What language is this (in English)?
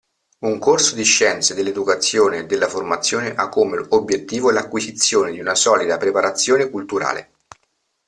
Italian